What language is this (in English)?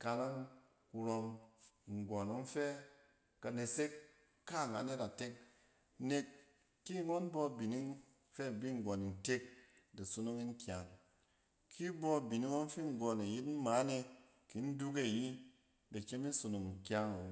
Cen